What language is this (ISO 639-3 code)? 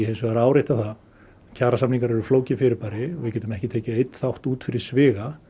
isl